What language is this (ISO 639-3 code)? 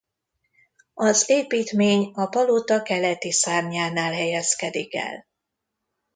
hun